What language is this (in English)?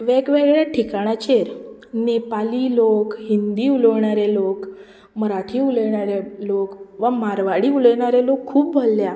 Konkani